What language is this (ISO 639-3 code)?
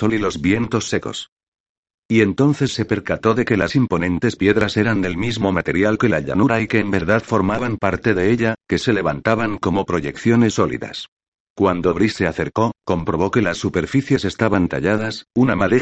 spa